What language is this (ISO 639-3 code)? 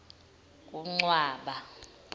zul